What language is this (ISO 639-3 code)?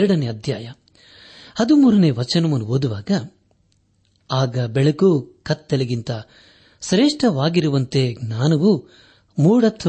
kan